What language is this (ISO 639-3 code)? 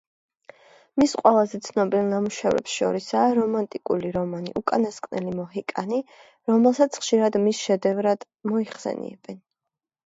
kat